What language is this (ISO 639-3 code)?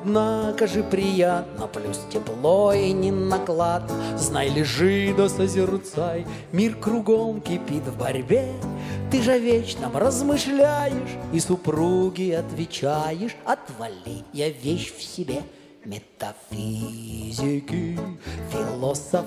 rus